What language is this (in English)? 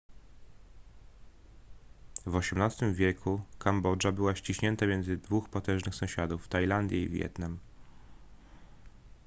Polish